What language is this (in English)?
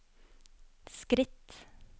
Norwegian